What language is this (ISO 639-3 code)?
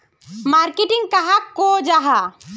mag